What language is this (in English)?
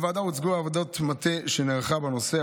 Hebrew